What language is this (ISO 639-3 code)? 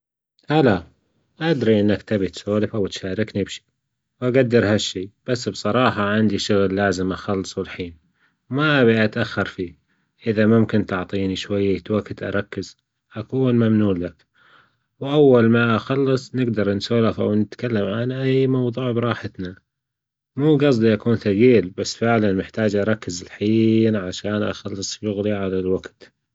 afb